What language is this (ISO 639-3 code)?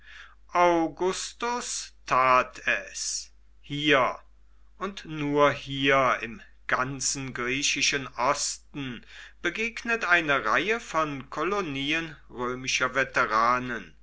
deu